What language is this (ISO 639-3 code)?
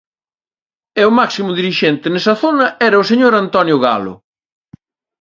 glg